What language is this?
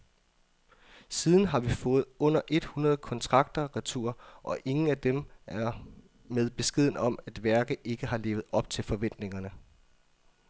Danish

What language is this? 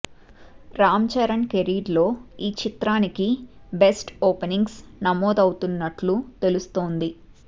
Telugu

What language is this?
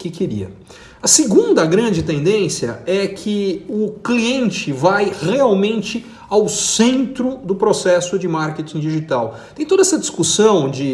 Portuguese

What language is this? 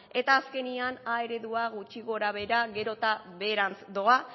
Basque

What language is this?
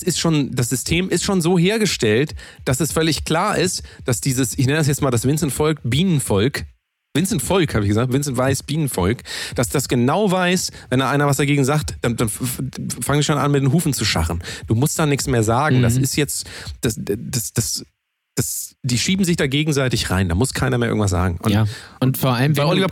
German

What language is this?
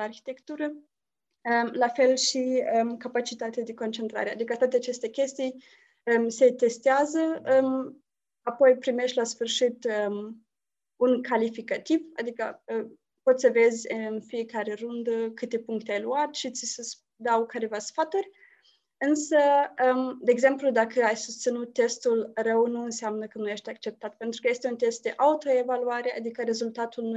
Romanian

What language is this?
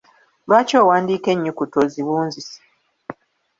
Ganda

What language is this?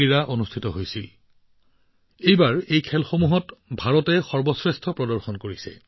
Assamese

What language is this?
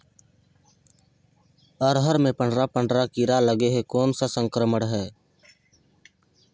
Chhattisgarhi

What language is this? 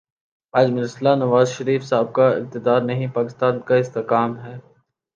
Urdu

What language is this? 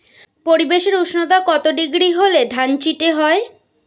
Bangla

